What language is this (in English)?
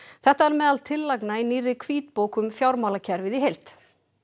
Icelandic